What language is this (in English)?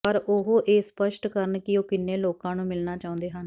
Punjabi